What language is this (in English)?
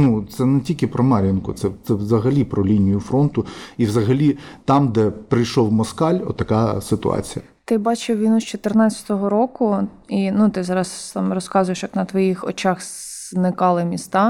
Ukrainian